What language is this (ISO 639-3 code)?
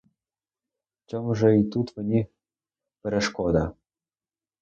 ukr